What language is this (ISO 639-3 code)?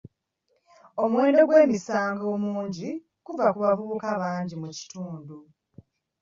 lug